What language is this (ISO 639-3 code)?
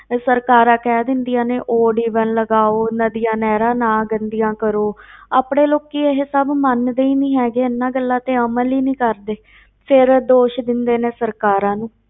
pan